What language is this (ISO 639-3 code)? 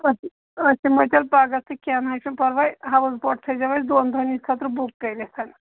kas